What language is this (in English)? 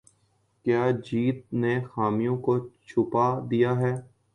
Urdu